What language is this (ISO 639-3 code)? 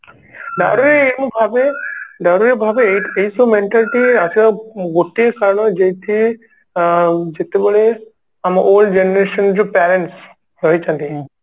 ori